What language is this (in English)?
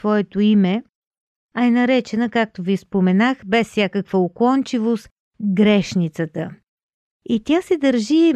Bulgarian